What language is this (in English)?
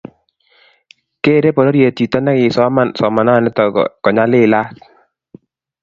Kalenjin